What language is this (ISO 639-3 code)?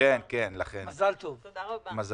heb